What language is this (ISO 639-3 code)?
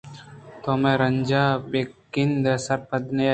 bgp